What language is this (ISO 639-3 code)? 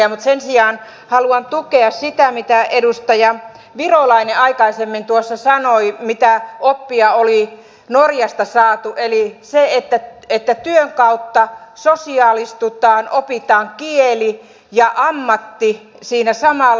fin